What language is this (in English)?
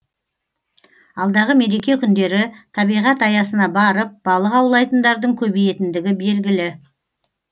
Kazakh